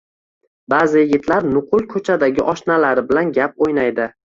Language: Uzbek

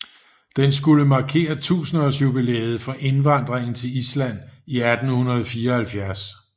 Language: Danish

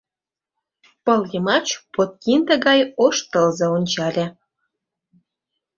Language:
Mari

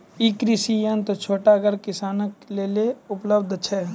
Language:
Maithili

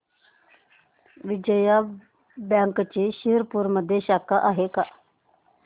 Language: Marathi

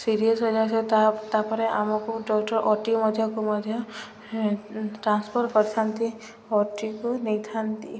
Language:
Odia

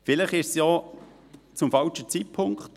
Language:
Swiss German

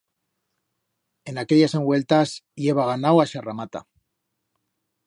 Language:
Aragonese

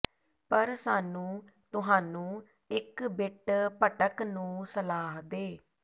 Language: Punjabi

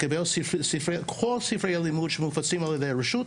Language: Hebrew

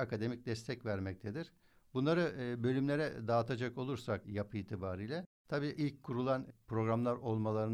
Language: Turkish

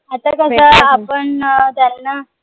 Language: Marathi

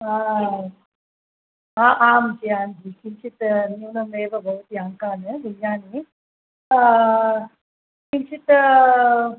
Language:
Sanskrit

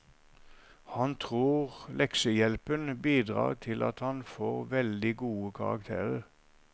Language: Norwegian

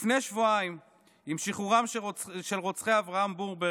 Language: Hebrew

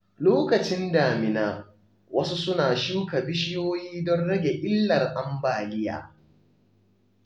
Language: Hausa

